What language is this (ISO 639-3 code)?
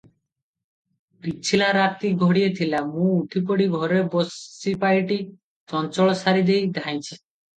ori